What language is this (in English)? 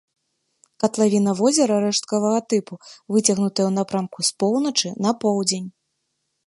Belarusian